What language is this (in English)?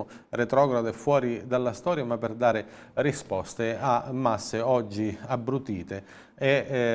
Italian